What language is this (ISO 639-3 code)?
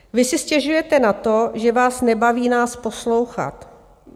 ces